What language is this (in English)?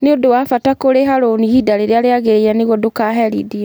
Kikuyu